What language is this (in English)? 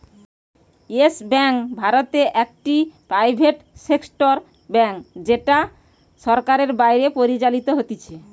Bangla